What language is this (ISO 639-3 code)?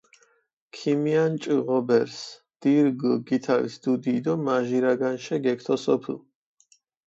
xmf